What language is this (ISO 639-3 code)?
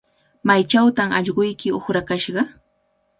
qvl